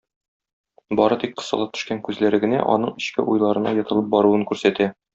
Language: Tatar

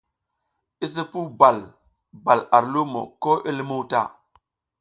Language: South Giziga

